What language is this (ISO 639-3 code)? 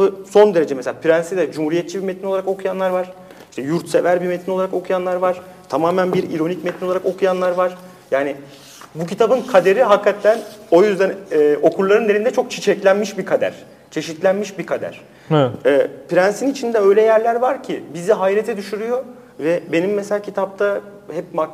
tur